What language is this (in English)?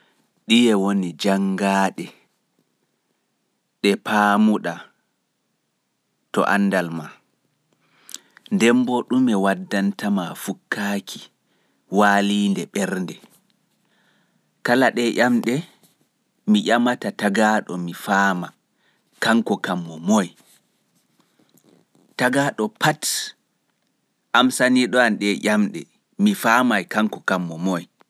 Fula